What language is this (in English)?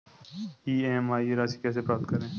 Hindi